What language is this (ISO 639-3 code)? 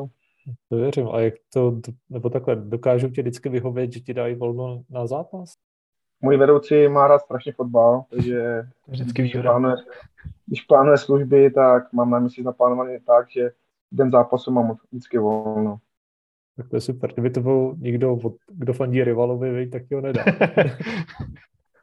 ces